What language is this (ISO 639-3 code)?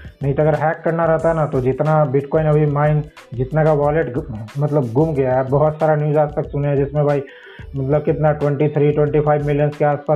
hin